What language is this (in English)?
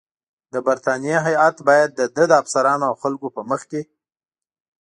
Pashto